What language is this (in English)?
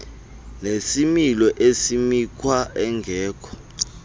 Xhosa